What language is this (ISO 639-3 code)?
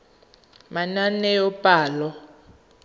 tsn